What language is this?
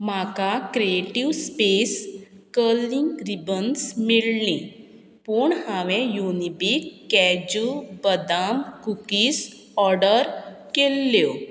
Konkani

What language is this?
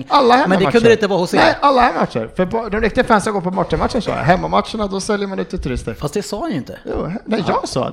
Swedish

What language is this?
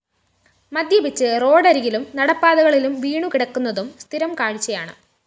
Malayalam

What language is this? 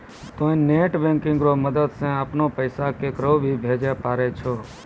Maithili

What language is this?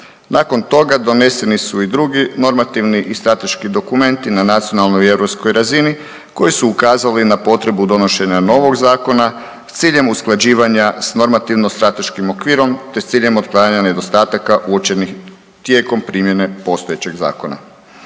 Croatian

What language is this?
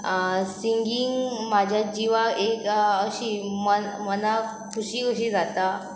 Konkani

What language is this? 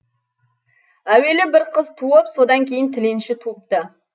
Kazakh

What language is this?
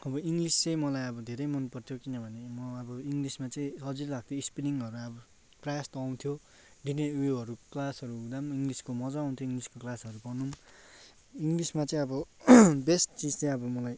Nepali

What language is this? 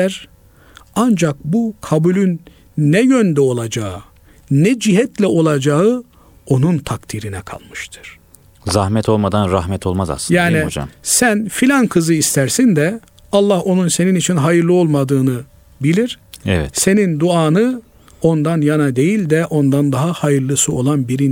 Turkish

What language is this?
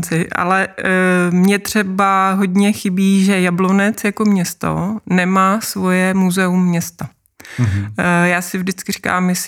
Czech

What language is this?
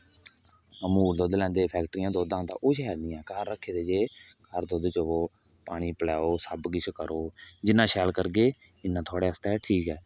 Dogri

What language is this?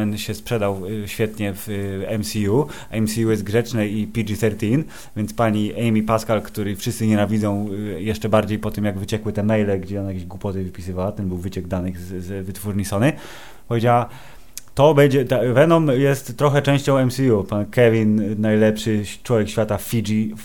Polish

